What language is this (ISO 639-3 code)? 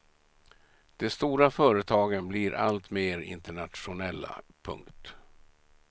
swe